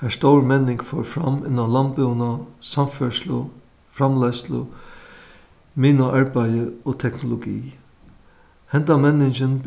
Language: Faroese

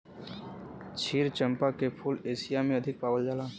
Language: Bhojpuri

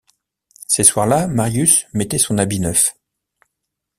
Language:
French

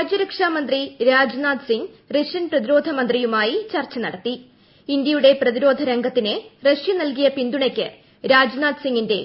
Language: Malayalam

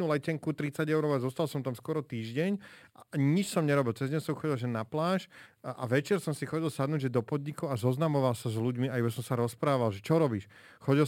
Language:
Slovak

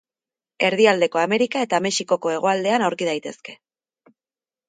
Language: Basque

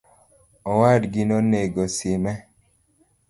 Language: Luo (Kenya and Tanzania)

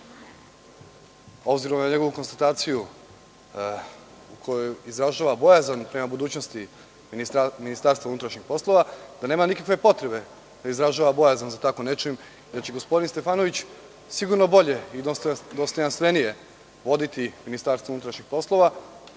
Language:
Serbian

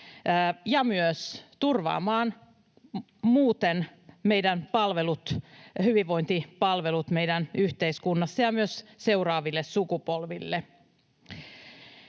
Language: Finnish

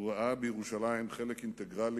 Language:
Hebrew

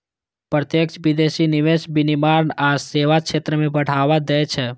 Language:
Maithili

